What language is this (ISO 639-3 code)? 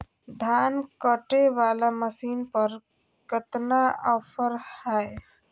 mag